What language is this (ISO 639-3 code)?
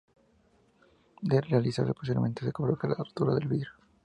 spa